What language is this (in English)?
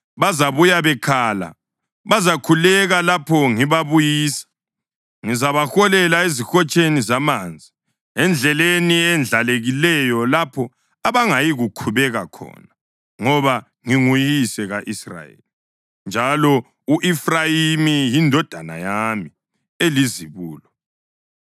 North Ndebele